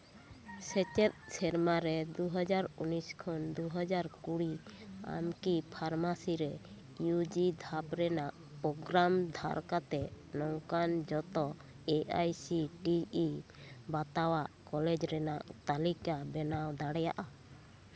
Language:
Santali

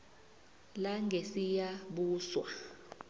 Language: South Ndebele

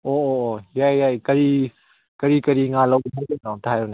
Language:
Manipuri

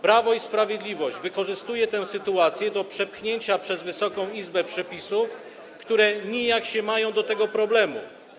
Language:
Polish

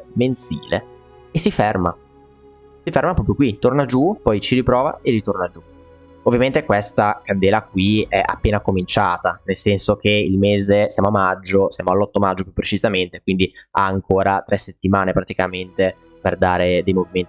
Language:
Italian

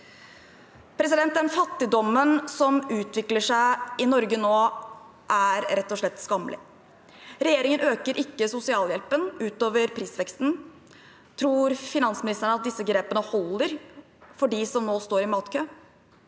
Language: Norwegian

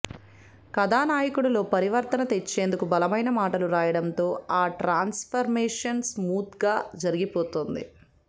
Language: Telugu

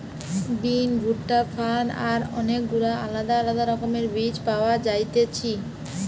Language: Bangla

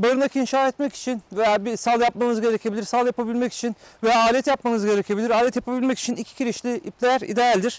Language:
Turkish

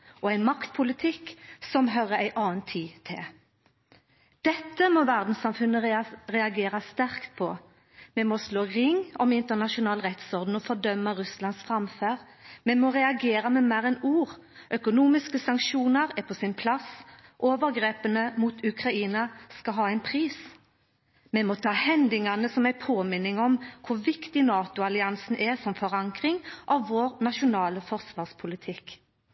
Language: Norwegian Nynorsk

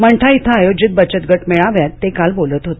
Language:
Marathi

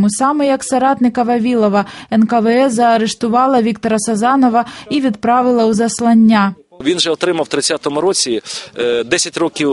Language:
Ukrainian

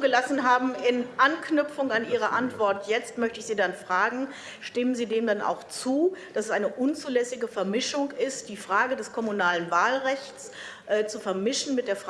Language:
German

